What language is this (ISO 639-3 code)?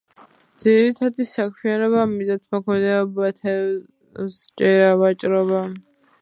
kat